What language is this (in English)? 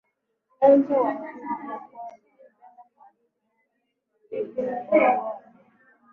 Swahili